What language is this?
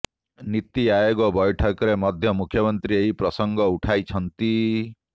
Odia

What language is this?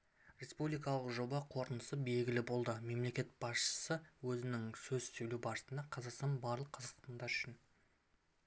Kazakh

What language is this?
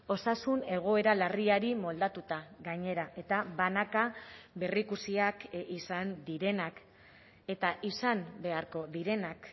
Basque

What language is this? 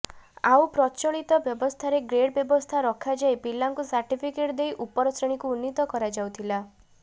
Odia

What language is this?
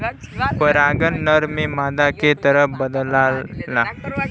Bhojpuri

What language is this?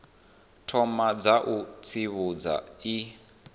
Venda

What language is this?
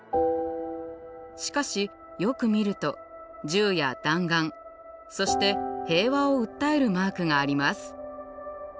Japanese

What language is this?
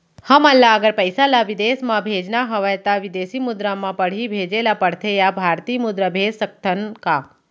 Chhattisgarhi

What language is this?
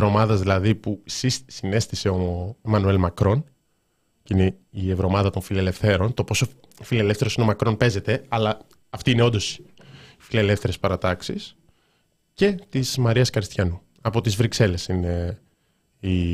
Greek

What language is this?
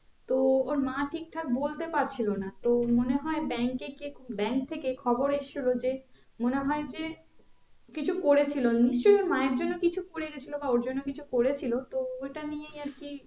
Bangla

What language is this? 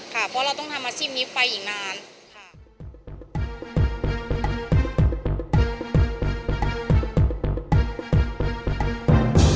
Thai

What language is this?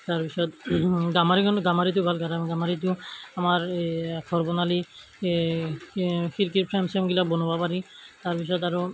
Assamese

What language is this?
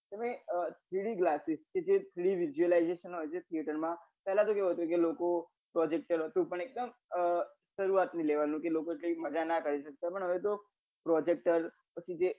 Gujarati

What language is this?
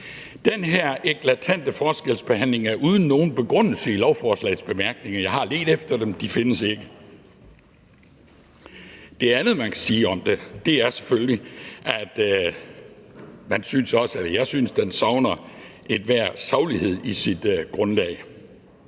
Danish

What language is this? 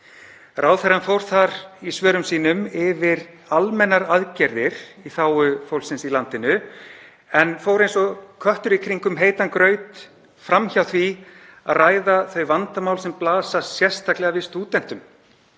Icelandic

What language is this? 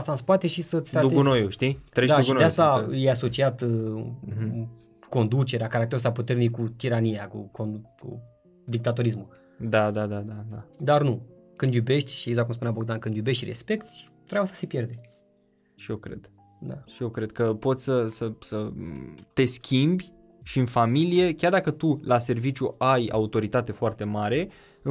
Romanian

